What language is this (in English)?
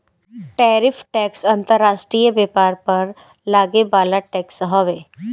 Bhojpuri